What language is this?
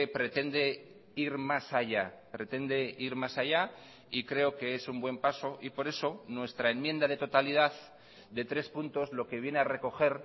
Spanish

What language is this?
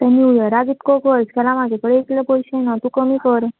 Konkani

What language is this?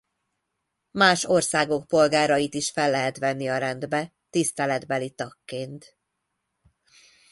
Hungarian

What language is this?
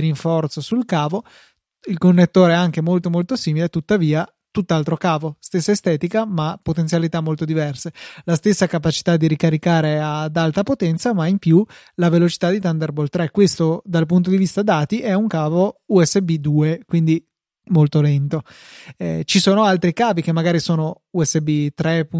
Italian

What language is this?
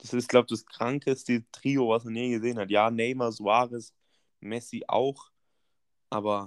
German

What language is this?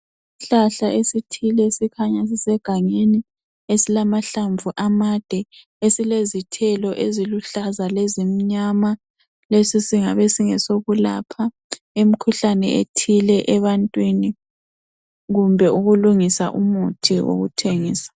North Ndebele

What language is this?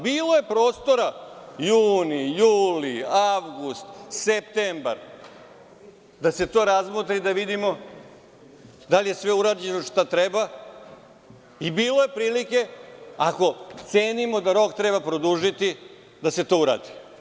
Serbian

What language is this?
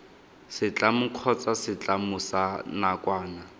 Tswana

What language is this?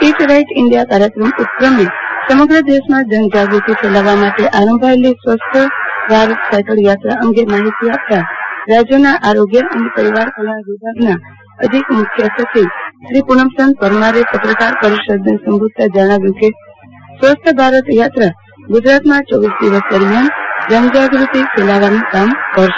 Gujarati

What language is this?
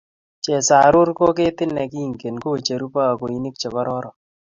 Kalenjin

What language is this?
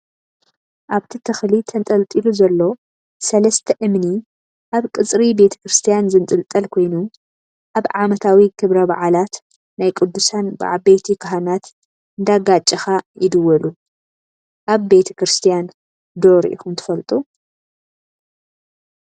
Tigrinya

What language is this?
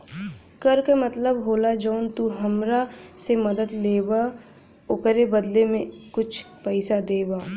Bhojpuri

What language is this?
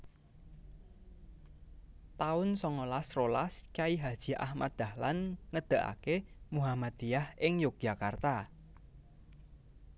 Javanese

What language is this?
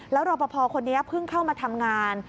Thai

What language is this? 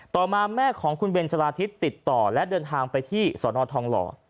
Thai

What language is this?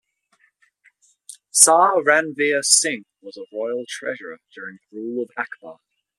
English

